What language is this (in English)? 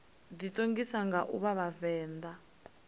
Venda